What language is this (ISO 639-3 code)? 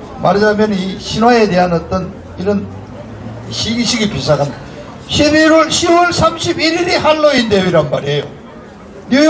kor